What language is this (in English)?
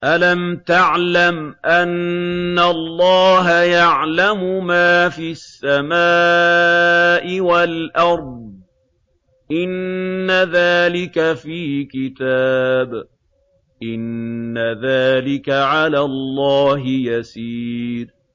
Arabic